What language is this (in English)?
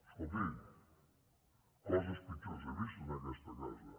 Catalan